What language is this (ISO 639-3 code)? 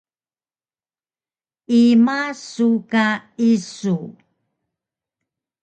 trv